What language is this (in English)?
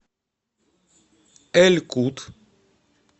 Russian